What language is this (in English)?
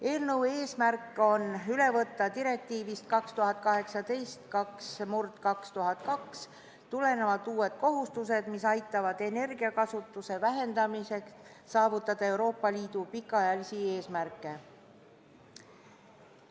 Estonian